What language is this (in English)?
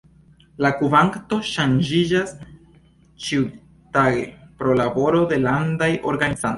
Esperanto